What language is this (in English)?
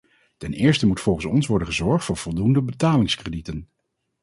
Dutch